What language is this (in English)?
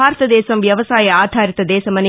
Telugu